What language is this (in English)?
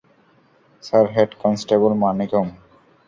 Bangla